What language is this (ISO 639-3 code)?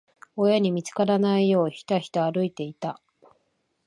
jpn